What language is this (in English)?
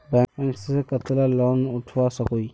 Magahi